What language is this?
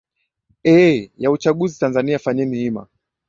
Swahili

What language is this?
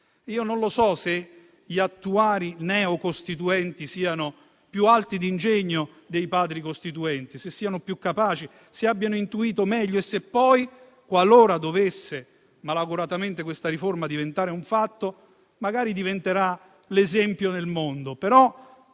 Italian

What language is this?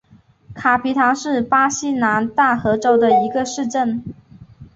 Chinese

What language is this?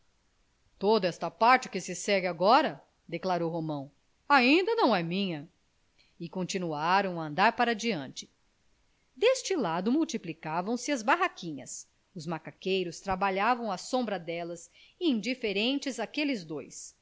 Portuguese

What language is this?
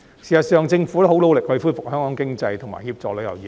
Cantonese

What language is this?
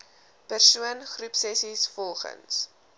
Afrikaans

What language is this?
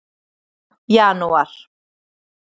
Icelandic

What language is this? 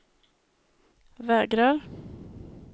Swedish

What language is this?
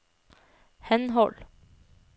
Norwegian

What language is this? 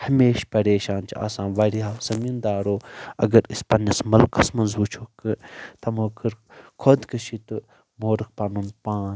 Kashmiri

